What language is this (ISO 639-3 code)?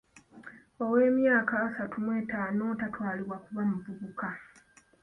lug